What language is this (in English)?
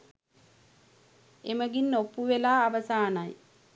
Sinhala